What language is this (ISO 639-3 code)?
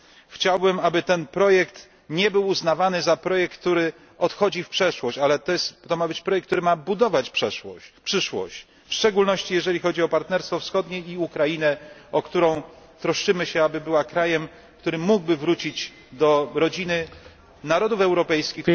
pol